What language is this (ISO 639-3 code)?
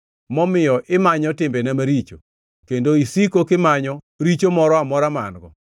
luo